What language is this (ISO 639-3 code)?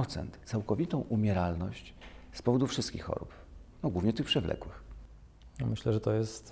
pol